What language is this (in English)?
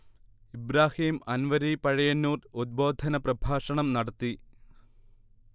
Malayalam